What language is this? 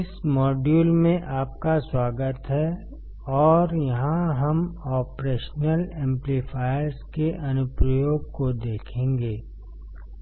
Hindi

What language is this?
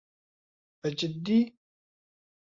Central Kurdish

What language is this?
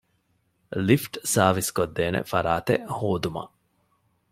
Divehi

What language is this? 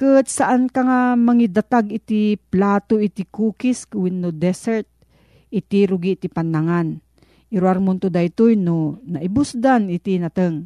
Filipino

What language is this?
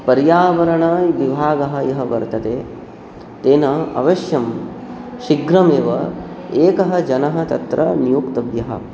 Sanskrit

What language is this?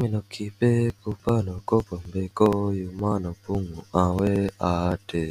Indonesian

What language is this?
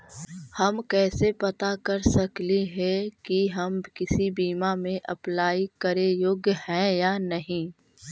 Magahi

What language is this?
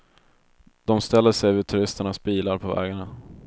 Swedish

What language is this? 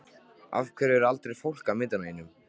Icelandic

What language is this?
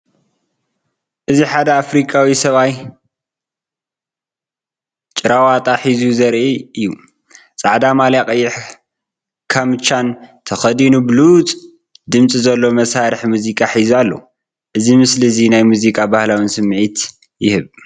Tigrinya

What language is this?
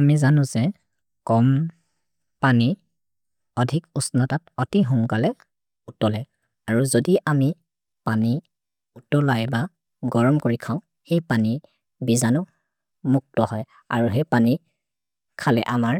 Maria (India)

